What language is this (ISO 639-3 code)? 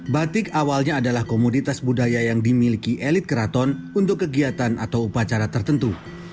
ind